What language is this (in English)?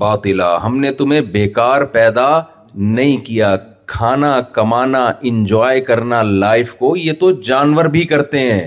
Urdu